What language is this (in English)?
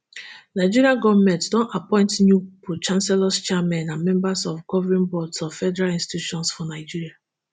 Nigerian Pidgin